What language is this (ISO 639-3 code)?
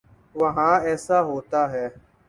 urd